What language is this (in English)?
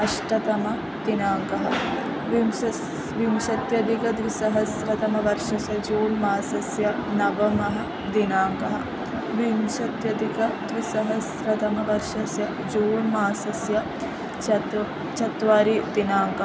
Sanskrit